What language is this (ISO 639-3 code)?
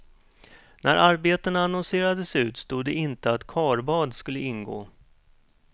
swe